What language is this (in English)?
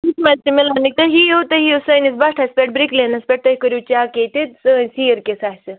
Kashmiri